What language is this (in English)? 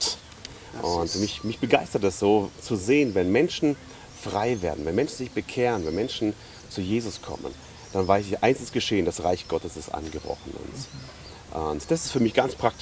German